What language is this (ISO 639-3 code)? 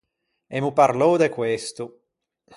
lij